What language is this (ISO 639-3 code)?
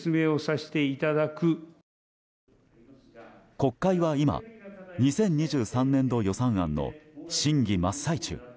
jpn